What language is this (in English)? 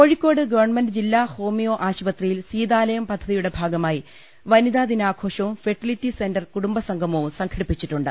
Malayalam